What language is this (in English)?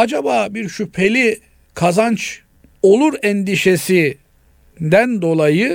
Turkish